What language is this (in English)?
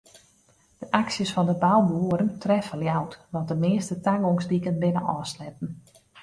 Western Frisian